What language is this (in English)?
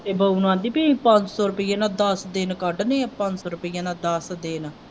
Punjabi